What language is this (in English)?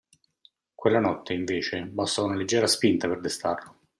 Italian